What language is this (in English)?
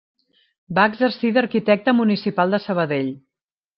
Catalan